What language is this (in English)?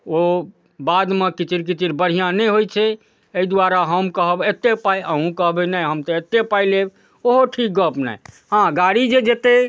Maithili